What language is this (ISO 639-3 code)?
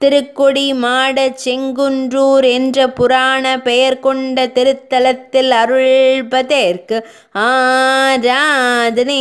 ron